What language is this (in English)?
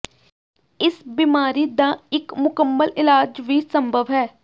Punjabi